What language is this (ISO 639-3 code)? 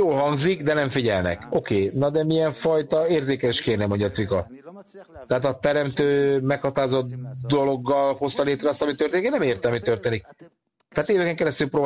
hun